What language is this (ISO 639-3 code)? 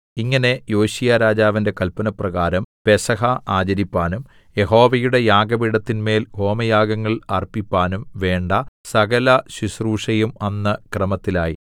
mal